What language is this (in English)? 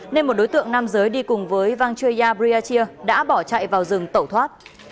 Vietnamese